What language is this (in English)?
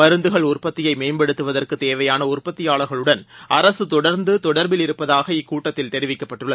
Tamil